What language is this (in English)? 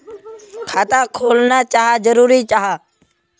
Magahi